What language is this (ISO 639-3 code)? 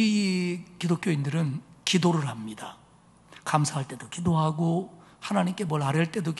kor